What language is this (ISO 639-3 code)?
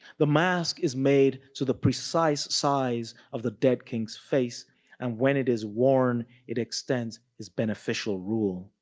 eng